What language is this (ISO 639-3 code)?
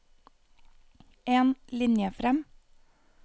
nor